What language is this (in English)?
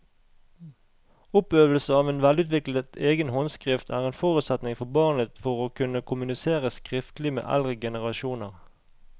Norwegian